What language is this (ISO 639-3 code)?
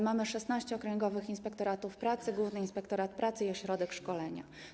pol